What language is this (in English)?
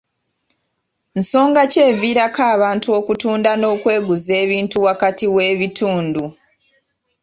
Ganda